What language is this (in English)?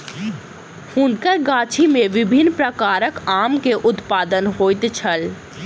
Maithili